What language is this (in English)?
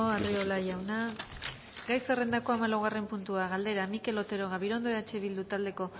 Basque